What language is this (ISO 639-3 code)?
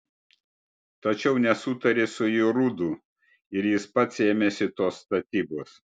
lit